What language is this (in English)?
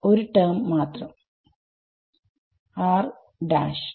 Malayalam